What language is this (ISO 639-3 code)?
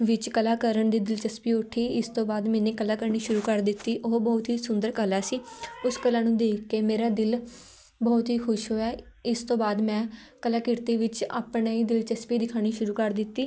pan